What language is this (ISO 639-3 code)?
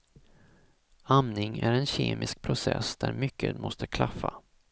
swe